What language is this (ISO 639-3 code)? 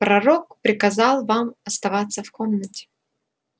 rus